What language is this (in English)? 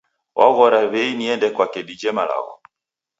Taita